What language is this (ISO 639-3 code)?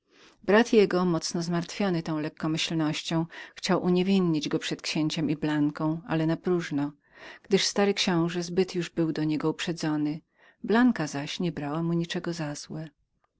pol